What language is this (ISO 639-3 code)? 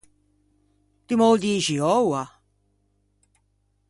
lij